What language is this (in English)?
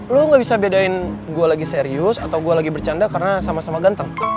Indonesian